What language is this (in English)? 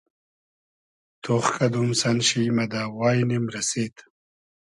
Hazaragi